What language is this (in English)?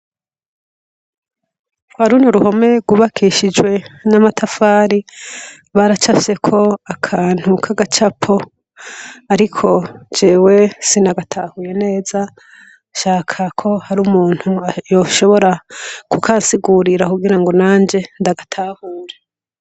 Rundi